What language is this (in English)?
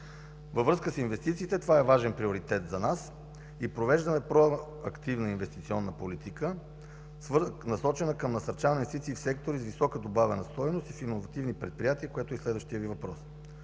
Bulgarian